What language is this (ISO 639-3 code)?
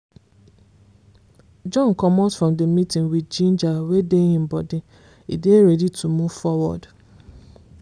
pcm